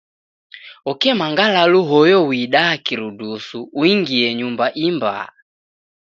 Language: Taita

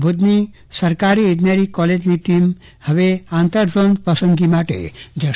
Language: Gujarati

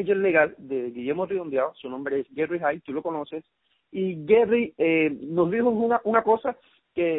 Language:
Spanish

